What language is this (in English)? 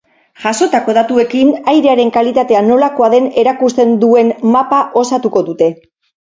Basque